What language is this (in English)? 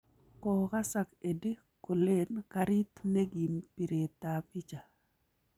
Kalenjin